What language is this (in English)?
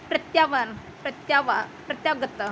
Sanskrit